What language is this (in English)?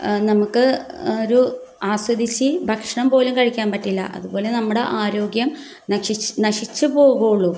Malayalam